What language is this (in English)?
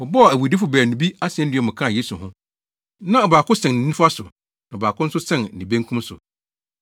Akan